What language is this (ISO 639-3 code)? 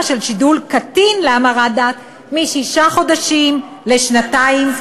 heb